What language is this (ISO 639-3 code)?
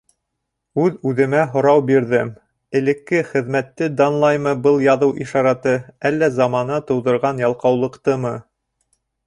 bak